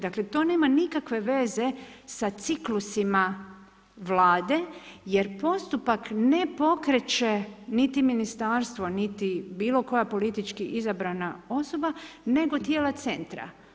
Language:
Croatian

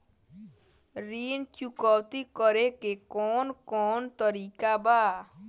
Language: Bhojpuri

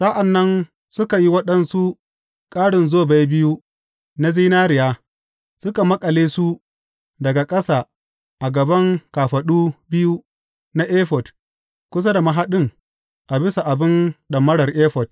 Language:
Hausa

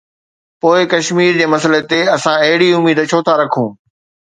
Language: Sindhi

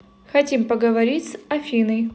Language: Russian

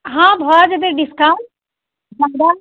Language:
Maithili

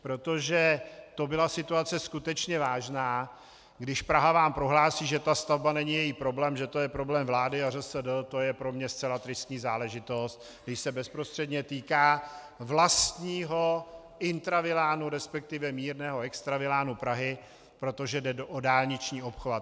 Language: Czech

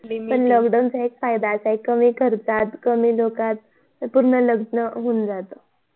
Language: Marathi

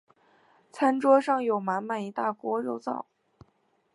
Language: Chinese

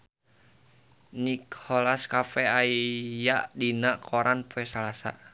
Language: Sundanese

